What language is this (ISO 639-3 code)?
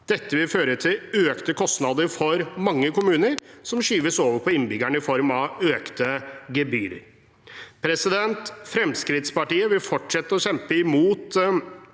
nor